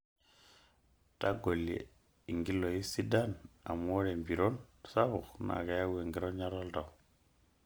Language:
Masai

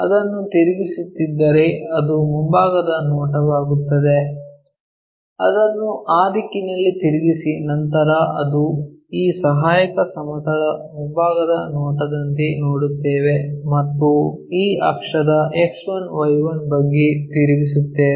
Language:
Kannada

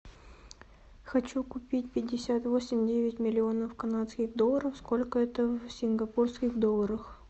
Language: Russian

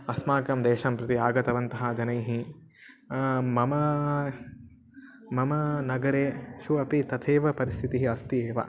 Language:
Sanskrit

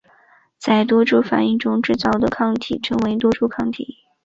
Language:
Chinese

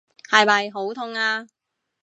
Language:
Cantonese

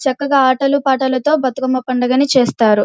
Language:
Telugu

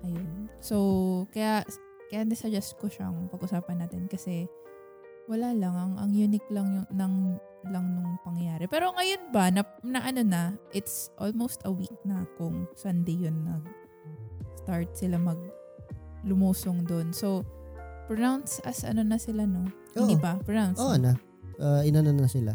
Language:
Filipino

